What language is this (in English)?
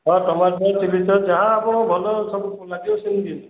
Odia